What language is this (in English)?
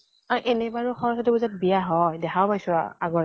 Assamese